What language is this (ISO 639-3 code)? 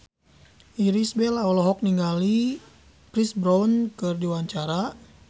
sun